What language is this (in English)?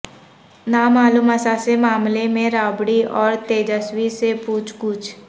Urdu